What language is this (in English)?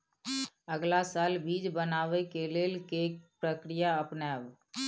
Maithili